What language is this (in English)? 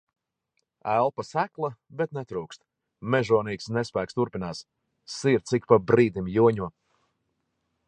Latvian